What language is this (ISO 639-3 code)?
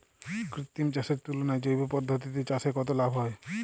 ben